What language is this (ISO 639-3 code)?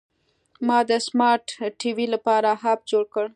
pus